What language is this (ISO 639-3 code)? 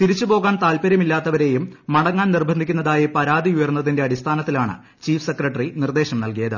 mal